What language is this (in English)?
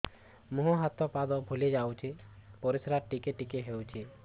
Odia